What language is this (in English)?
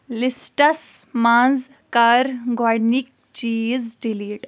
Kashmiri